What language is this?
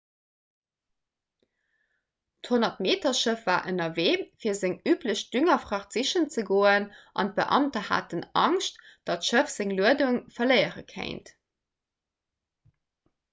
Luxembourgish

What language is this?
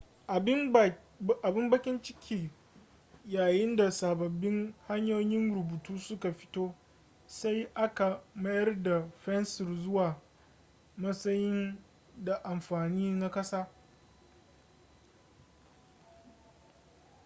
Hausa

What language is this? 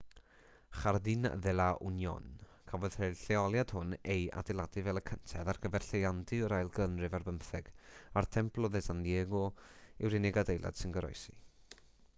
Welsh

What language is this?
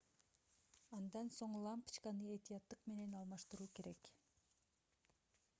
Kyrgyz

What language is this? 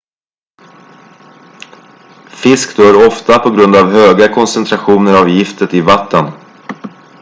Swedish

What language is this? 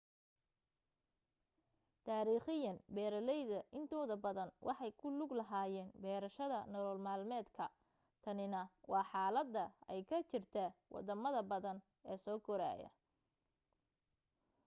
Somali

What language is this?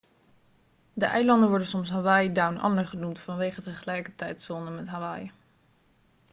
Dutch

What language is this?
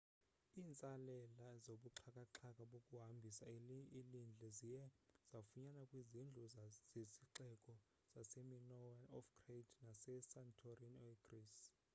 Xhosa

